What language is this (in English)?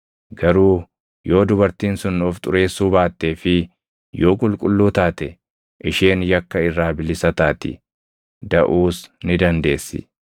Oromo